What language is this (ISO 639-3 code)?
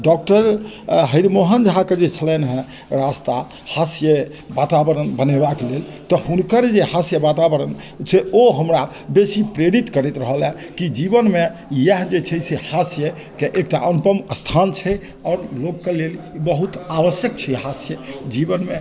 mai